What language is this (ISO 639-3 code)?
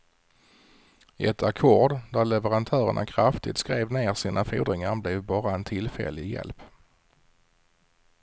swe